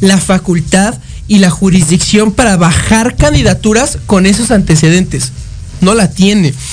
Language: Spanish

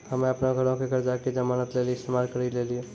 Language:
Maithili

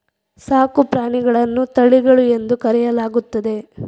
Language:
Kannada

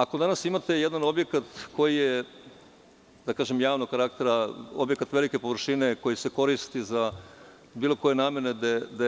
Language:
Serbian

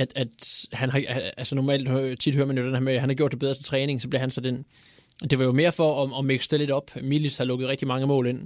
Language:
Danish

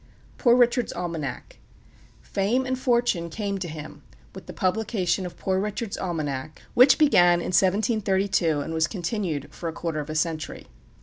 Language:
English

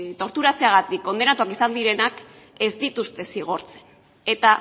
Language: Basque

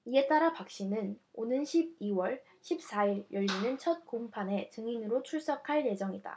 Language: Korean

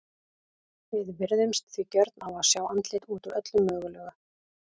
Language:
Icelandic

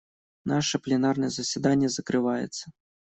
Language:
Russian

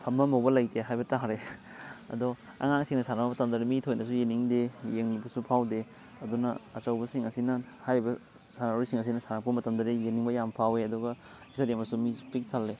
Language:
Manipuri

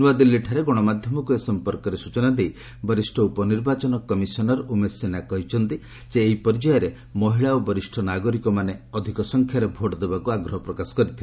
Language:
Odia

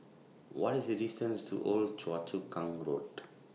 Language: English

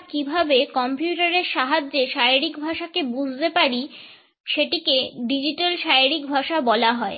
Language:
Bangla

